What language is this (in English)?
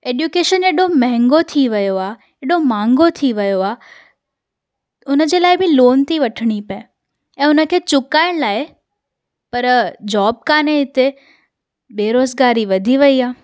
Sindhi